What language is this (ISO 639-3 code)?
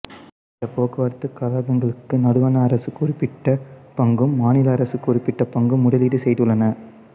tam